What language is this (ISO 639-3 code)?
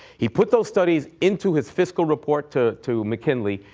eng